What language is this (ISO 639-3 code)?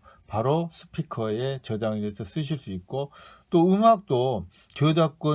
kor